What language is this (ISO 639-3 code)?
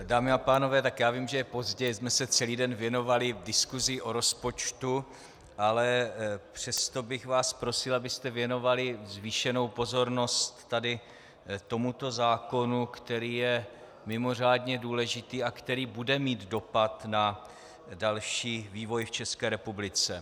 ces